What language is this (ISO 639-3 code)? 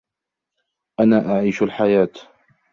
ara